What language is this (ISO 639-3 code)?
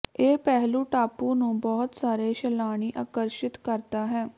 pan